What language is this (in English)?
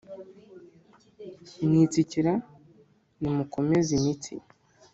Kinyarwanda